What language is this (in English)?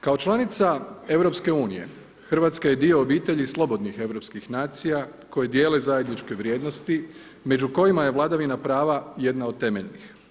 Croatian